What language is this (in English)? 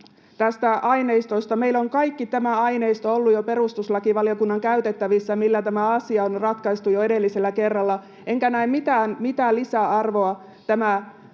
Finnish